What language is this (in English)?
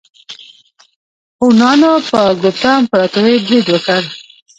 Pashto